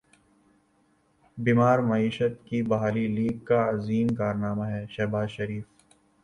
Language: Urdu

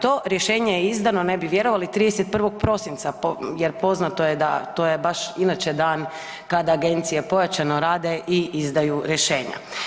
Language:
Croatian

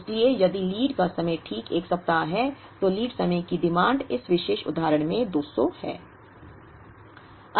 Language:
Hindi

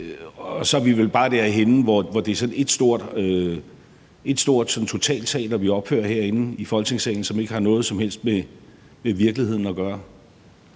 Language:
Danish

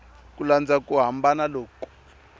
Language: Tsonga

